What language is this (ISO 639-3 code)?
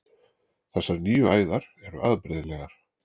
isl